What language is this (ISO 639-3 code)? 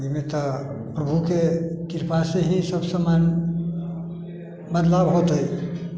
mai